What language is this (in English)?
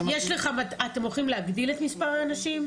Hebrew